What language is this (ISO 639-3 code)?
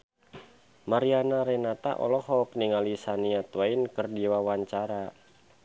sun